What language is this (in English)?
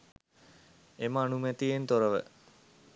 Sinhala